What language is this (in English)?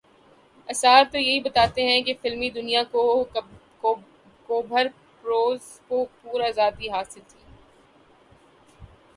Urdu